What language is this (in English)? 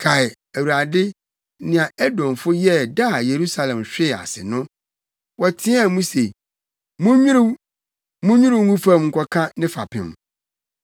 Akan